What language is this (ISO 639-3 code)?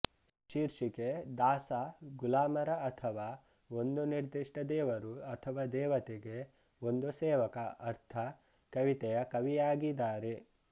kan